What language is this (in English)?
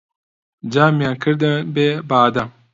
Central Kurdish